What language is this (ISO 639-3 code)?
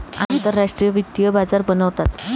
mar